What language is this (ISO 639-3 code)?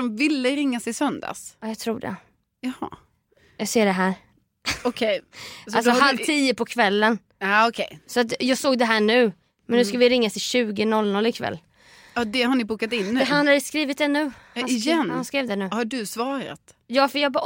swe